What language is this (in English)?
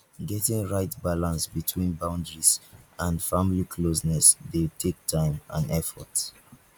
Nigerian Pidgin